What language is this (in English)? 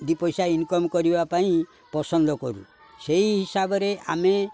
Odia